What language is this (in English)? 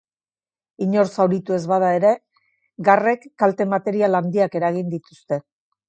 Basque